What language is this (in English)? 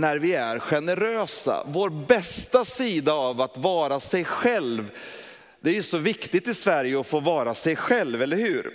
Swedish